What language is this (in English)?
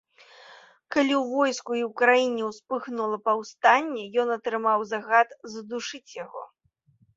Belarusian